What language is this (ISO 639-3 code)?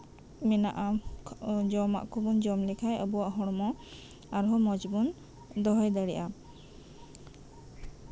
sat